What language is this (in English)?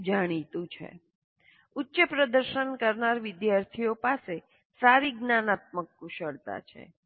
Gujarati